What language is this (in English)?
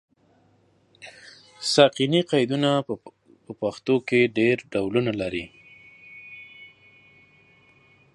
Pashto